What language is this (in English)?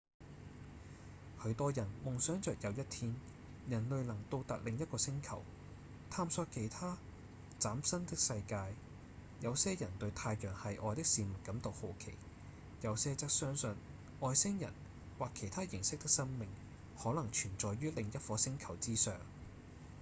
Cantonese